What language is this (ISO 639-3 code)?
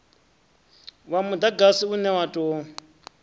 ven